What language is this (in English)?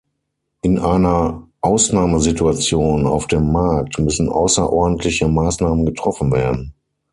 German